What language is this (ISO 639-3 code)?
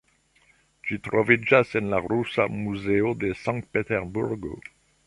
epo